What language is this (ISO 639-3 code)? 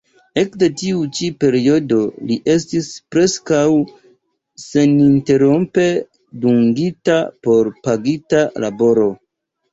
epo